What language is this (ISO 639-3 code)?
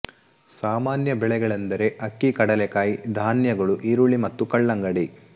kan